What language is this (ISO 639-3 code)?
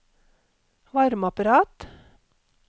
nor